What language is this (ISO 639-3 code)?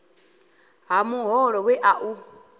ven